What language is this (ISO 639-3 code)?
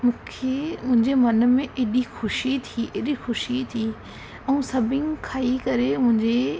snd